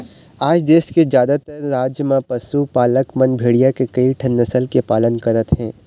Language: Chhattisgarhi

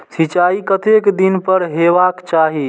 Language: Maithili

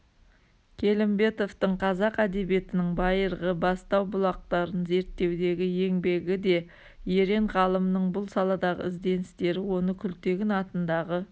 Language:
Kazakh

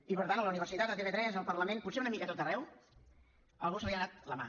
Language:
Catalan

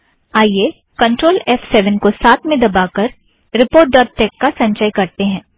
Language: Hindi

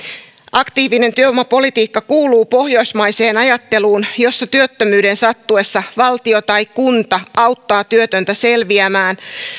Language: Finnish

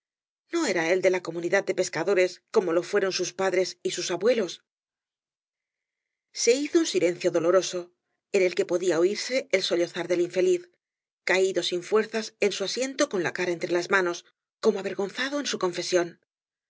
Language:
Spanish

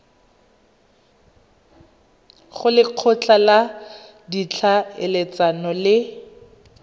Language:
Tswana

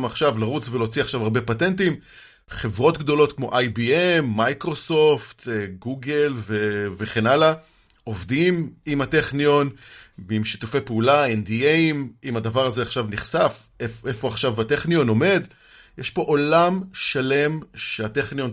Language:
Hebrew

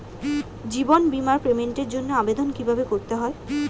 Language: Bangla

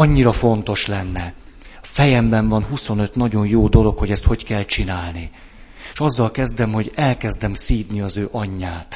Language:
Hungarian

